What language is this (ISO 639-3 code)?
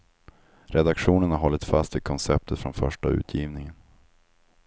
swe